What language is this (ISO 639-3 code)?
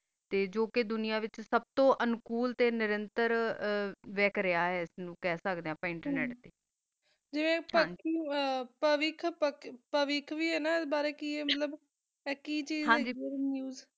pan